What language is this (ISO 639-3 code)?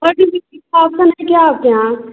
hin